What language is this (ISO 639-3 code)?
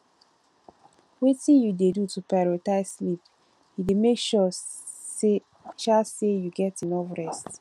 pcm